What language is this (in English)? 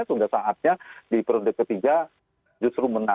Indonesian